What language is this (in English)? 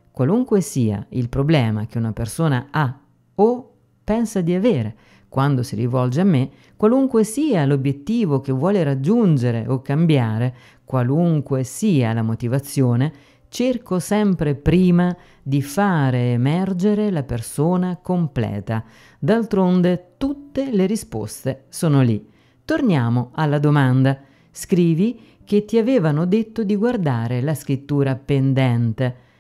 Italian